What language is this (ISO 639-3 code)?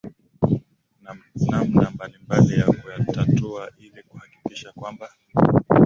swa